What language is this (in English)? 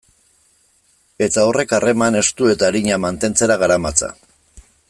Basque